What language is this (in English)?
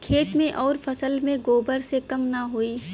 Bhojpuri